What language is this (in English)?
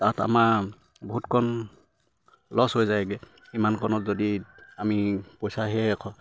Assamese